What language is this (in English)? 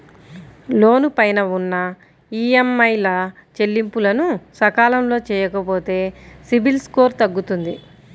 Telugu